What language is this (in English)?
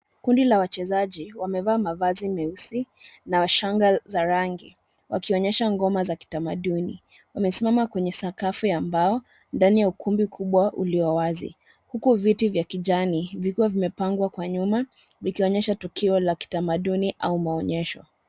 Swahili